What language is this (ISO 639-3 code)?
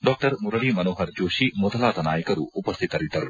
kan